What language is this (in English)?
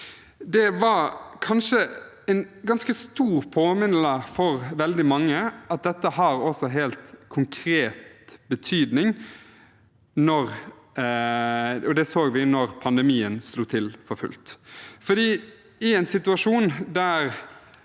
Norwegian